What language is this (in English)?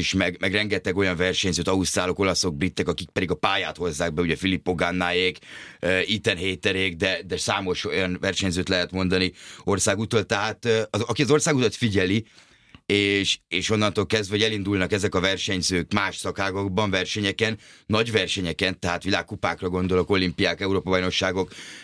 Hungarian